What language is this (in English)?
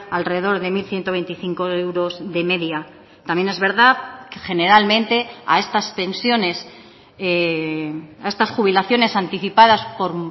Spanish